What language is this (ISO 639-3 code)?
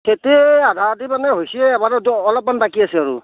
asm